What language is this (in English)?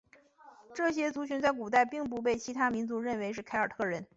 Chinese